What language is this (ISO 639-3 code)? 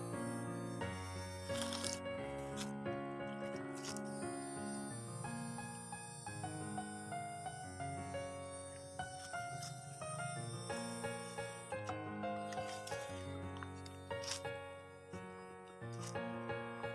ind